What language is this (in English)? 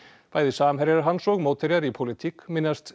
Icelandic